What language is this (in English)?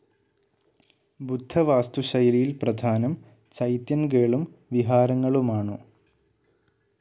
Malayalam